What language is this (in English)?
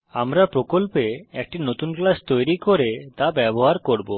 Bangla